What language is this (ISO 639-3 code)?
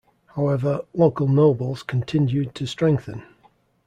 eng